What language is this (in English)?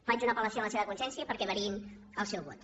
Catalan